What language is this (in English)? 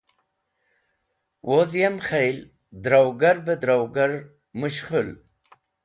Wakhi